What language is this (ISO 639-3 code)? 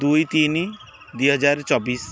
ori